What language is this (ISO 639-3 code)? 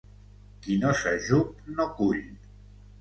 cat